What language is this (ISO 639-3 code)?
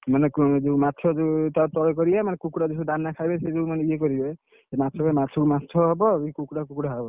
ori